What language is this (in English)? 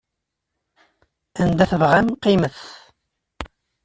Kabyle